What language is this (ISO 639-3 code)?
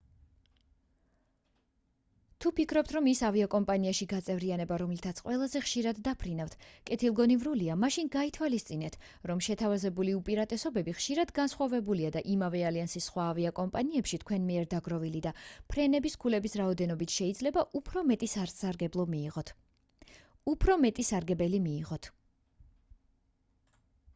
kat